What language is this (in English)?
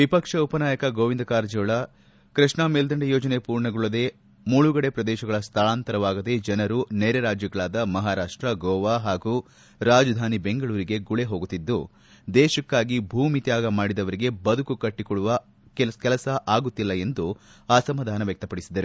Kannada